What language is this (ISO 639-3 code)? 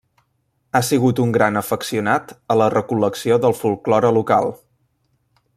cat